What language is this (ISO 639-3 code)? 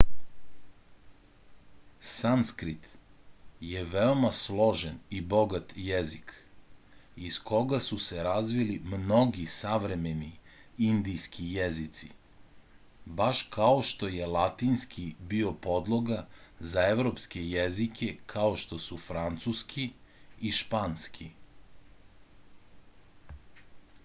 srp